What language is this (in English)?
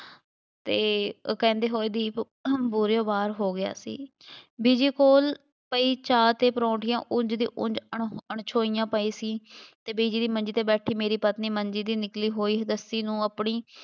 Punjabi